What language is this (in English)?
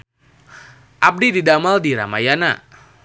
Sundanese